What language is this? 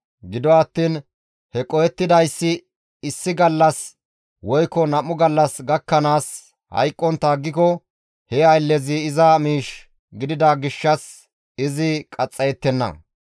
Gamo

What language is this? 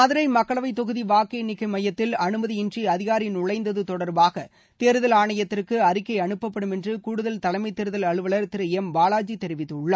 Tamil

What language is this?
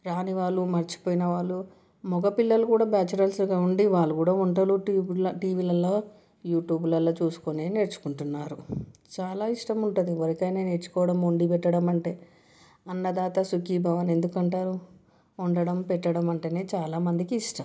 Telugu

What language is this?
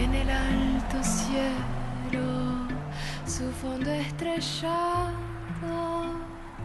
Persian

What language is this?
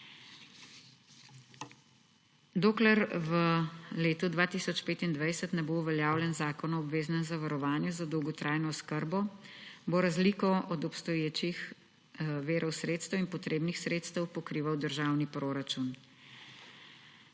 Slovenian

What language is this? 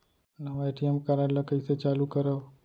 Chhattisgarhi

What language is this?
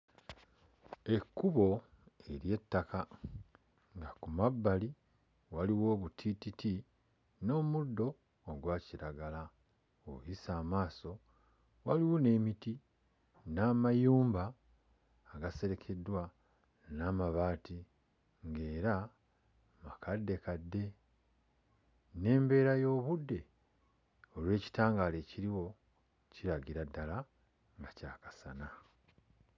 Ganda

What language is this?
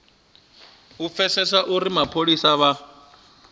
Venda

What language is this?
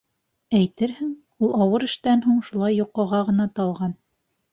Bashkir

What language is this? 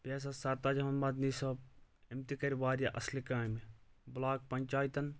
Kashmiri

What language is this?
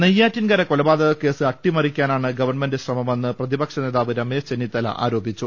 Malayalam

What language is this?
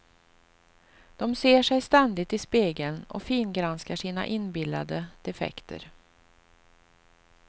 Swedish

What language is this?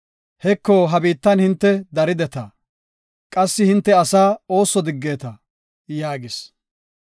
Gofa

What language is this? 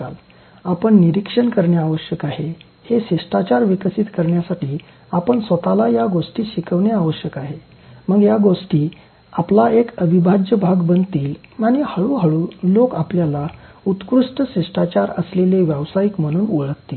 Marathi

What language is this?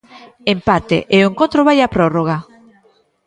Galician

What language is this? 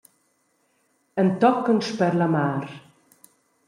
Romansh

